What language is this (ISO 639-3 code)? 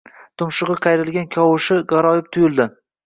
uzb